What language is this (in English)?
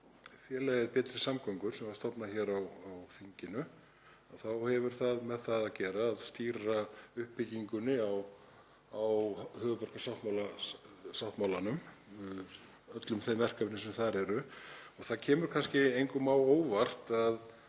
Icelandic